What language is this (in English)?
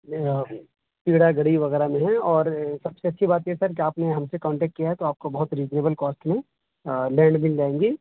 Urdu